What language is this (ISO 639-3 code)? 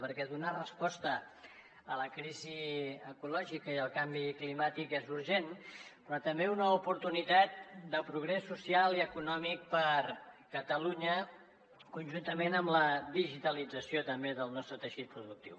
cat